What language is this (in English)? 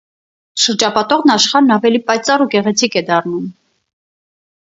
Armenian